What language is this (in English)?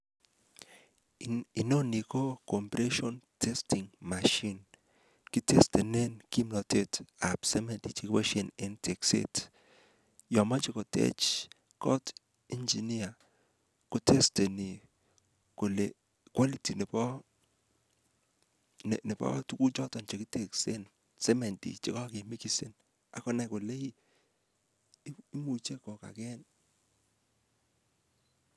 Kalenjin